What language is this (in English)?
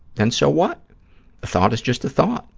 English